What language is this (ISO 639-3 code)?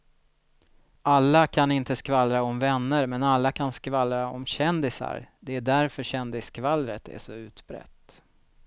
swe